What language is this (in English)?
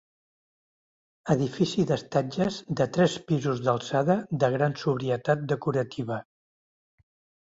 Catalan